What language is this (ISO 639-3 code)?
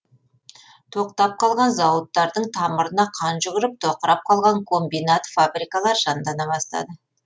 kaz